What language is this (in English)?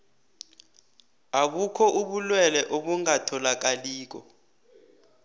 South Ndebele